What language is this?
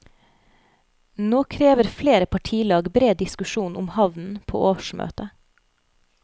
Norwegian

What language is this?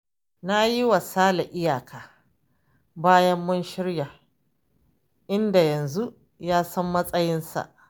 Hausa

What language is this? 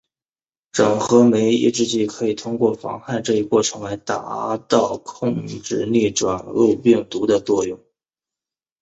Chinese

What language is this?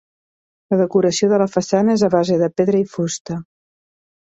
Catalan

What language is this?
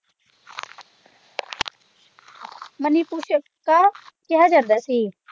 Punjabi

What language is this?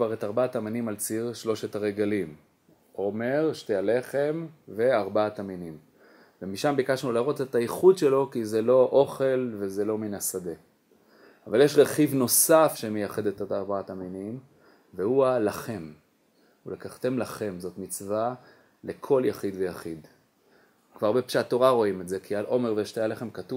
Hebrew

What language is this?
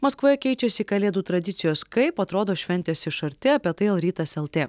Lithuanian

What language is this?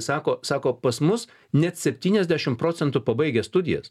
Lithuanian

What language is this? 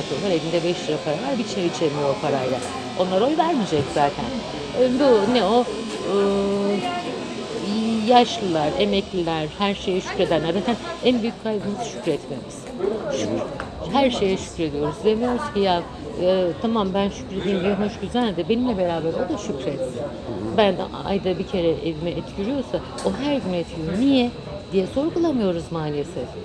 Turkish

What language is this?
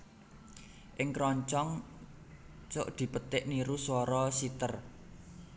Javanese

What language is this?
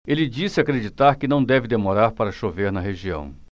Portuguese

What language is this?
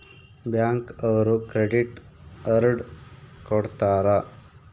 Kannada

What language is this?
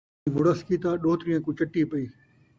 Saraiki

